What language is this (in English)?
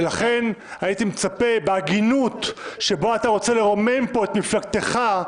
Hebrew